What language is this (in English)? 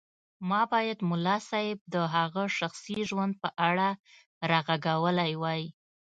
Pashto